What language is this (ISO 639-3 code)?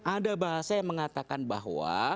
ind